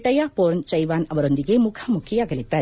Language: Kannada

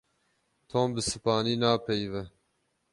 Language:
Kurdish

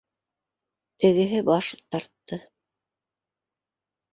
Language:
Bashkir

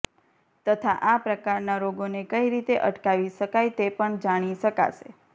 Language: Gujarati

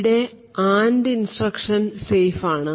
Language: Malayalam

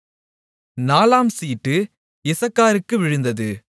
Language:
Tamil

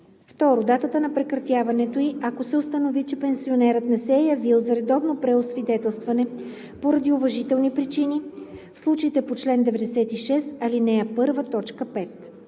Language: Bulgarian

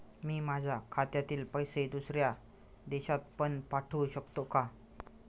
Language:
Marathi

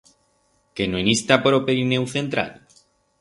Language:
Aragonese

